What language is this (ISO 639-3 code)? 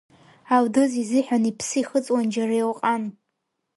abk